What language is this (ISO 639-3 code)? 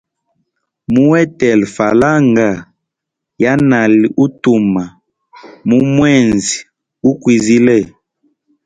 hem